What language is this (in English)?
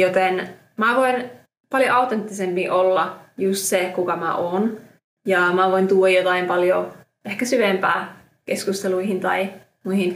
Finnish